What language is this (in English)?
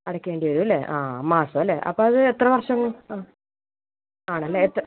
Malayalam